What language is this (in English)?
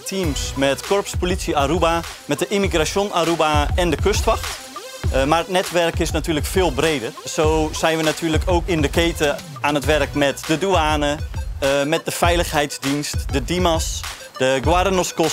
Dutch